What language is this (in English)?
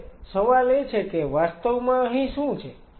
Gujarati